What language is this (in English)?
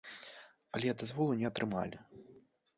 Belarusian